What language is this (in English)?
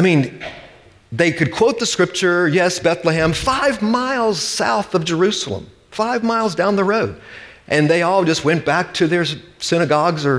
English